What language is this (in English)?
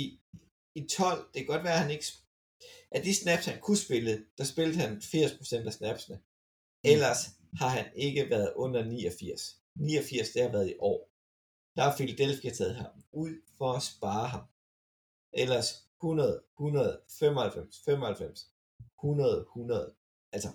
Danish